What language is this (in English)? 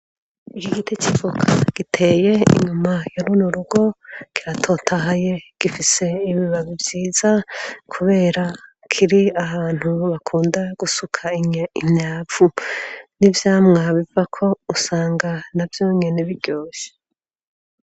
Rundi